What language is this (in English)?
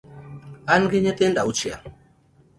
Luo (Kenya and Tanzania)